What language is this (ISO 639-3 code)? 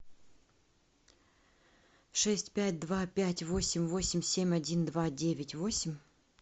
rus